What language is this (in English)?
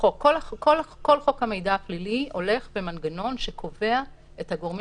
Hebrew